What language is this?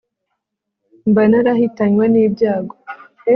Kinyarwanda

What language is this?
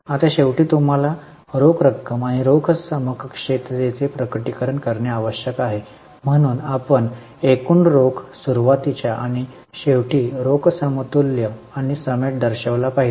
Marathi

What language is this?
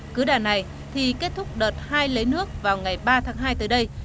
Vietnamese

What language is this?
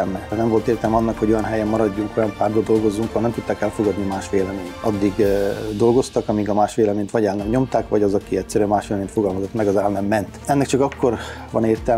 Hungarian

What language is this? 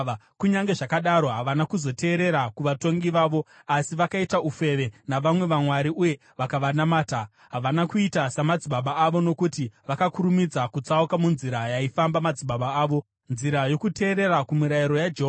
Shona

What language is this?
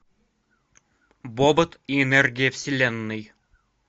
Russian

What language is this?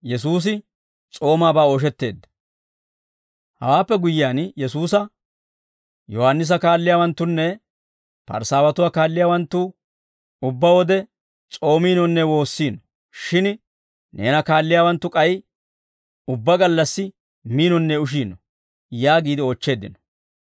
Dawro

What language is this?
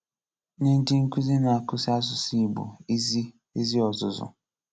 Igbo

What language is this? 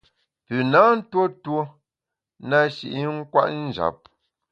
Bamun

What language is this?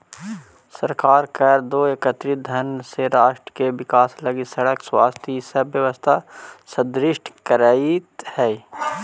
Magahi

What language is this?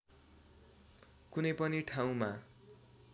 Nepali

